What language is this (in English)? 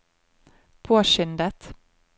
Norwegian